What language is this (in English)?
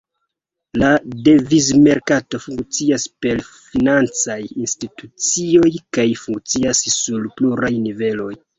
Esperanto